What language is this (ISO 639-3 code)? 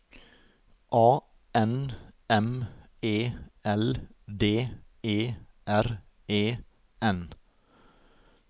nor